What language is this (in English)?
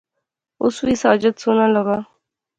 Pahari-Potwari